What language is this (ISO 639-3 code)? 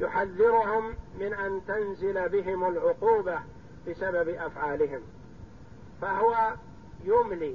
ara